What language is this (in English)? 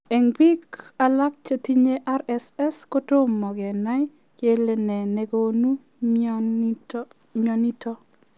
Kalenjin